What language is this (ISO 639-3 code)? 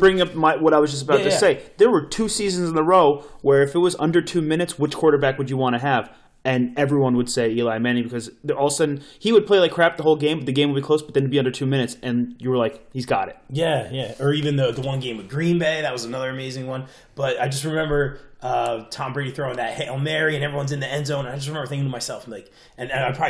eng